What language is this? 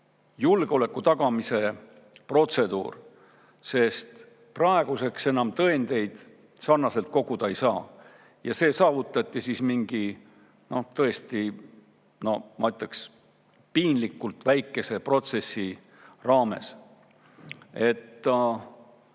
Estonian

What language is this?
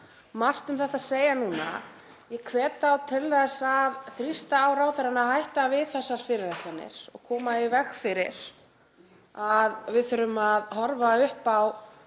Icelandic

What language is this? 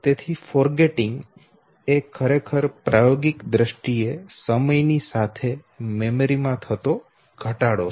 Gujarati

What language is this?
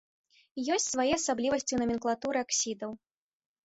Belarusian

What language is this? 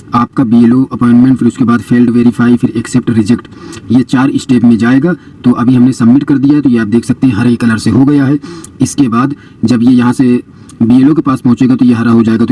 Hindi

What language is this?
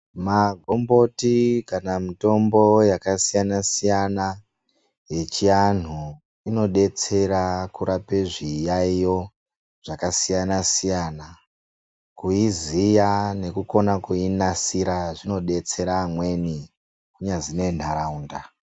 Ndau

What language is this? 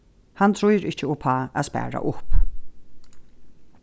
Faroese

